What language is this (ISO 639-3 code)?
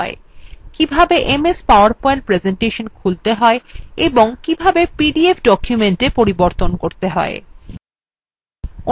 ben